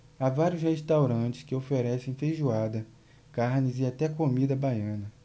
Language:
Portuguese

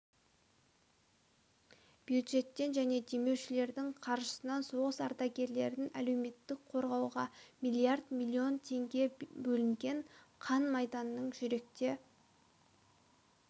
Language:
Kazakh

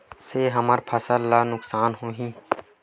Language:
Chhattisgarhi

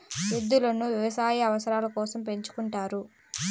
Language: Telugu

